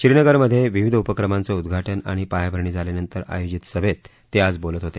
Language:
Marathi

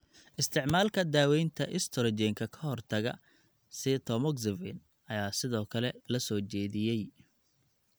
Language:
Somali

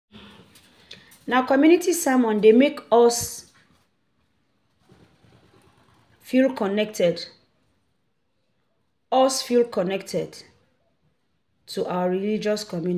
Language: Nigerian Pidgin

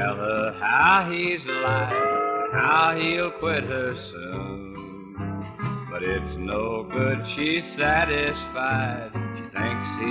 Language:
English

